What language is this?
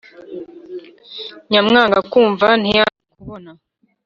Kinyarwanda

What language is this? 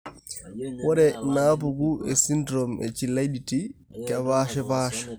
Masai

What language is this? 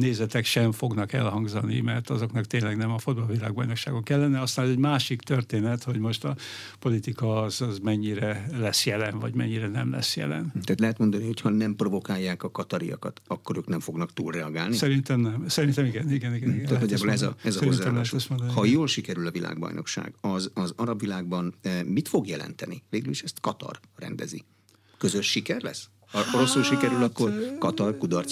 Hungarian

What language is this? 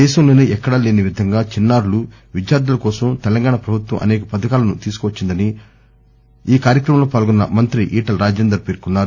Telugu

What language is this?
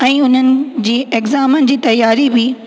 Sindhi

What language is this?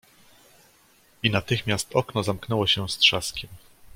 Polish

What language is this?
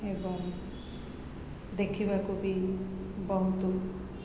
Odia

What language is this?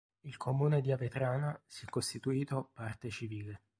Italian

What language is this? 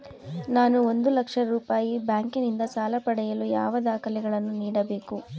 Kannada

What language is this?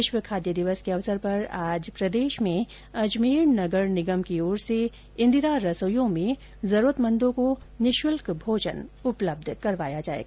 Hindi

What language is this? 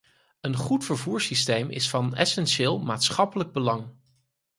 Dutch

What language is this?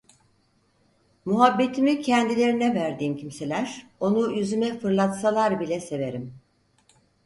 Turkish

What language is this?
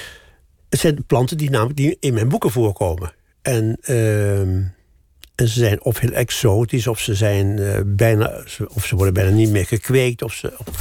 Dutch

